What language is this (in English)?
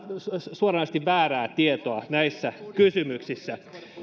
Finnish